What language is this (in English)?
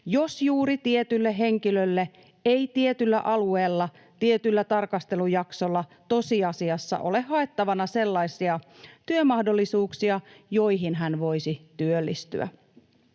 Finnish